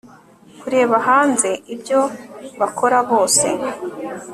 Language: Kinyarwanda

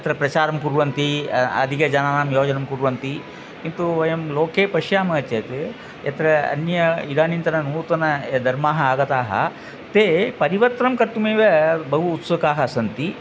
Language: Sanskrit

